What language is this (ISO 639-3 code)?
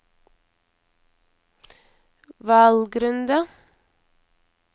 nor